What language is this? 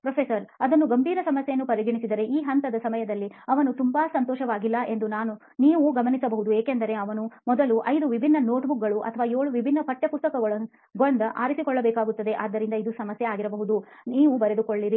Kannada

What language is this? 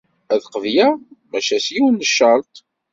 Kabyle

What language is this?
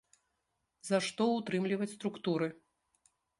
Belarusian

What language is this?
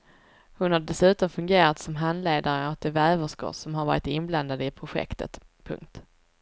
Swedish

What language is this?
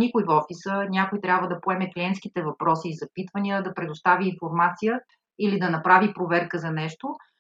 Bulgarian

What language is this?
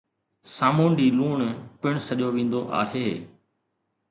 Sindhi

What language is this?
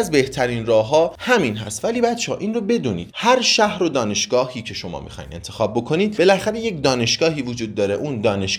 Persian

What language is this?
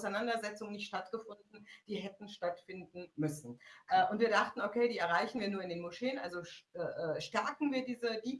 German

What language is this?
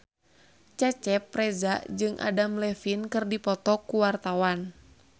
Sundanese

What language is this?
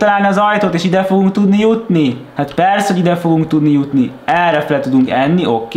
Hungarian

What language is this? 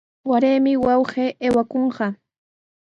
Sihuas Ancash Quechua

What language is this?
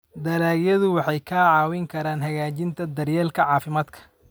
Somali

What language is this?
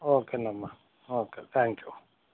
Telugu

